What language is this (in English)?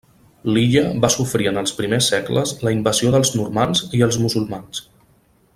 Catalan